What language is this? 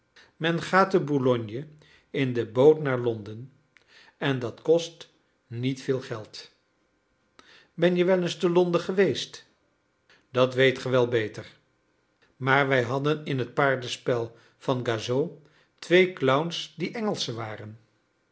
Dutch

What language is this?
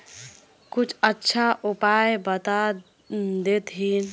Magahi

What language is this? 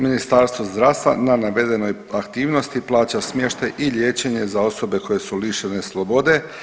Croatian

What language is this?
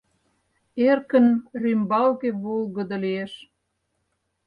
Mari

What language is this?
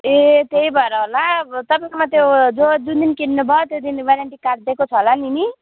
Nepali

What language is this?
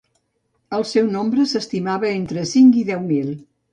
Catalan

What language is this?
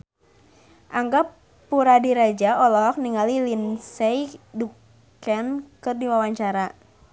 Sundanese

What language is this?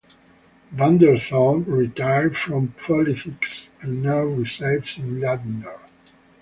English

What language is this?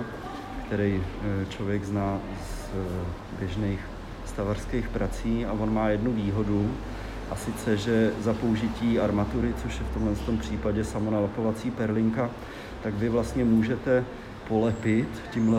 Czech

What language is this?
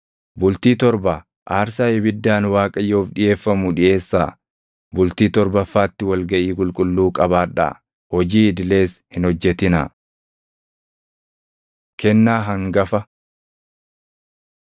Oromo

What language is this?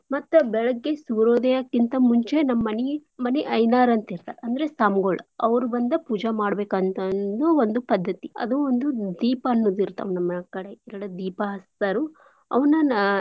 Kannada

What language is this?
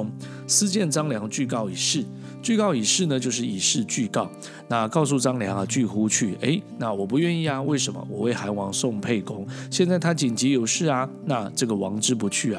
Chinese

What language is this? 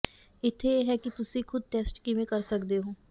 Punjabi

